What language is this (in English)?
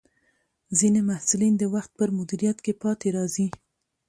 Pashto